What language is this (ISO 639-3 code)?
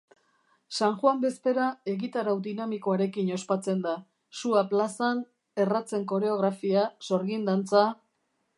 eus